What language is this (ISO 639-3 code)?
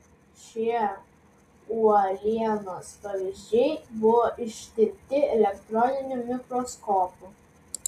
lit